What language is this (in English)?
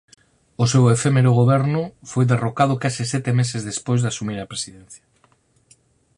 Galician